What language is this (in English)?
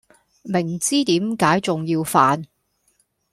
Cantonese